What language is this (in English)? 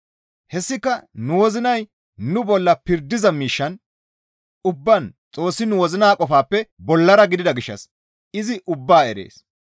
Gamo